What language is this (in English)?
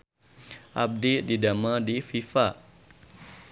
Sundanese